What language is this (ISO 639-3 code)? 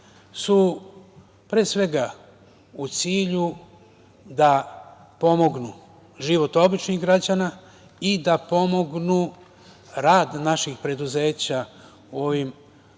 srp